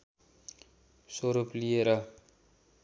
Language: Nepali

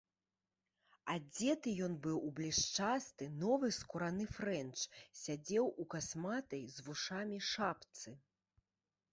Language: Belarusian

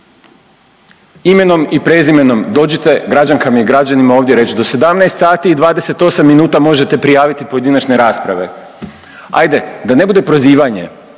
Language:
Croatian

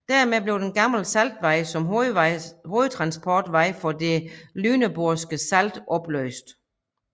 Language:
Danish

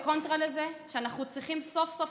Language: Hebrew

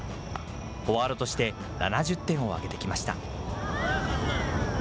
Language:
Japanese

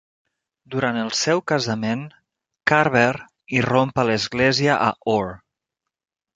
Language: Catalan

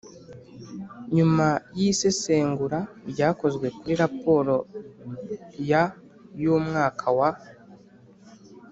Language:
Kinyarwanda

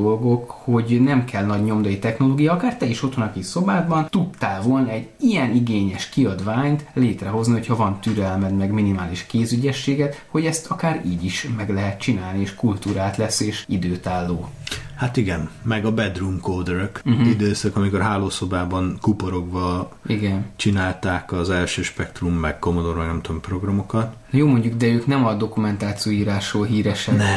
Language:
Hungarian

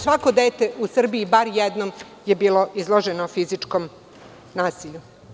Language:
Serbian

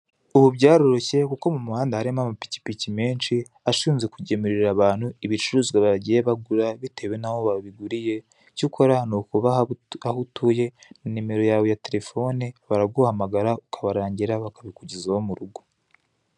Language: Kinyarwanda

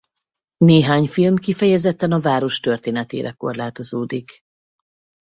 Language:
Hungarian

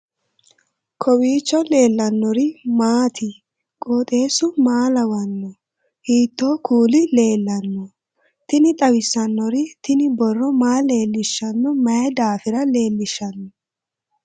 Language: Sidamo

